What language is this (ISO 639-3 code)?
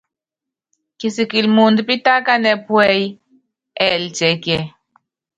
yav